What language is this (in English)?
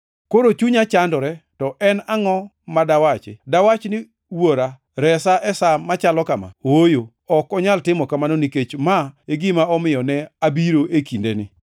Luo (Kenya and Tanzania)